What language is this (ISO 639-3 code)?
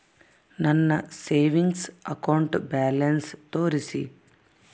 kan